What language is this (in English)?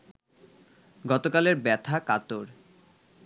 Bangla